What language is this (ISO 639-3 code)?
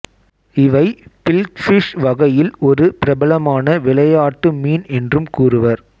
tam